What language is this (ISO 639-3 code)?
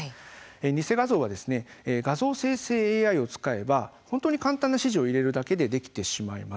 jpn